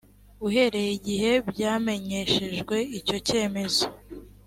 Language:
Kinyarwanda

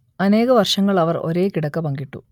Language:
Malayalam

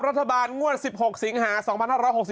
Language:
Thai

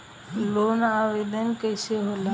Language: Bhojpuri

